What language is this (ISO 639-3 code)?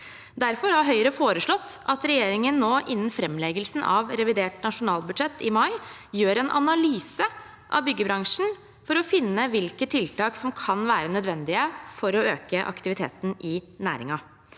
nor